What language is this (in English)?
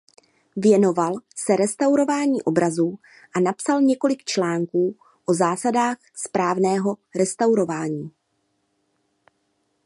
Czech